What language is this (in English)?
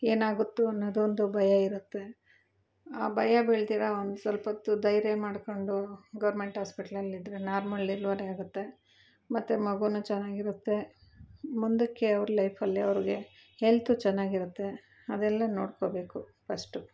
Kannada